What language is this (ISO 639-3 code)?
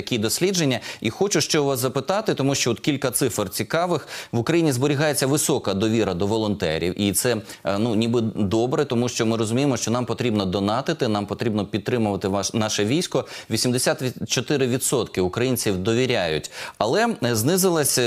ukr